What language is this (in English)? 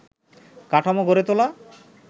Bangla